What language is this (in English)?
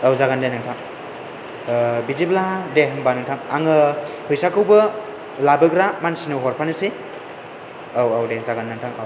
Bodo